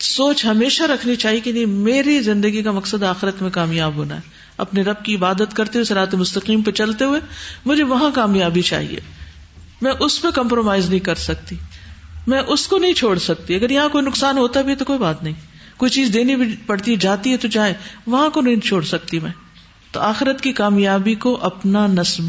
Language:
Urdu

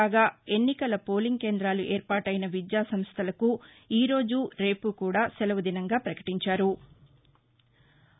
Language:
Telugu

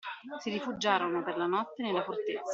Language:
Italian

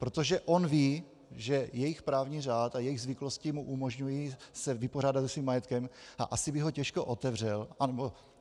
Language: Czech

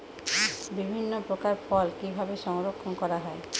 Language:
Bangla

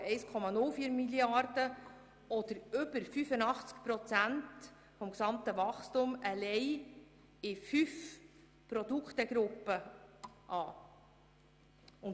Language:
Swiss German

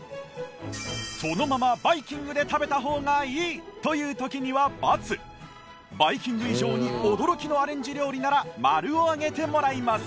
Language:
Japanese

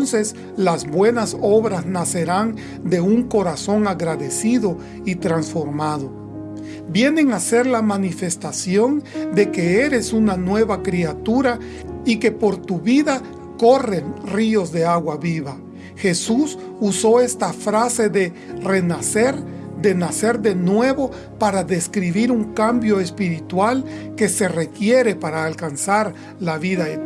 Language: Spanish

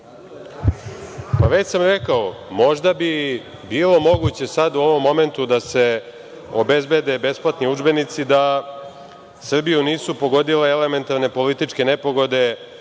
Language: Serbian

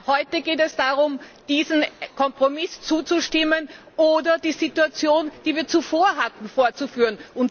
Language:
German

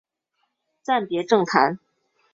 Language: Chinese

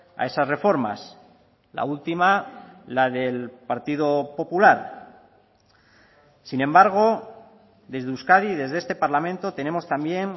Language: Spanish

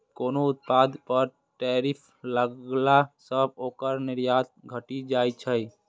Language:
Maithili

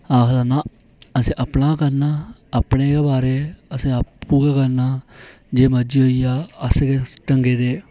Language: Dogri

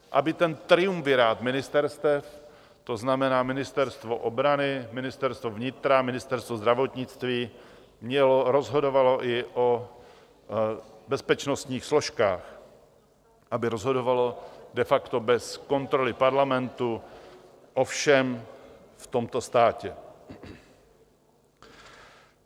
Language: Czech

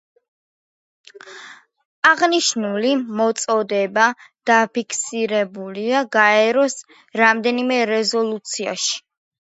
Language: Georgian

